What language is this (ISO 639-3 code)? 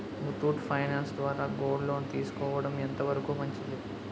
tel